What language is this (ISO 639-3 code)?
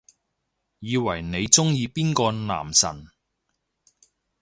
yue